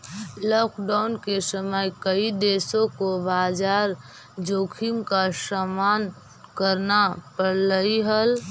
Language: Magahi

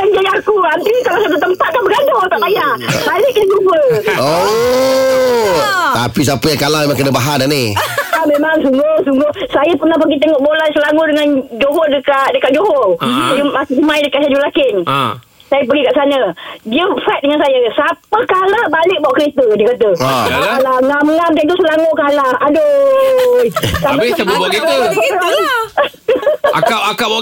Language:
Malay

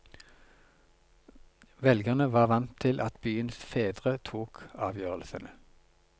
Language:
Norwegian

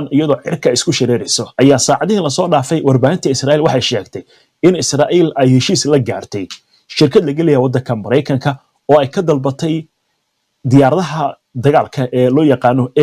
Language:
Arabic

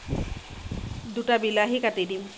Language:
Assamese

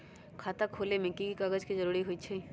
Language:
Magahi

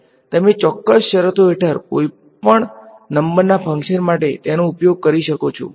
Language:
Gujarati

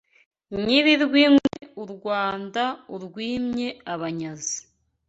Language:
Kinyarwanda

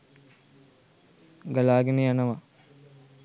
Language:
Sinhala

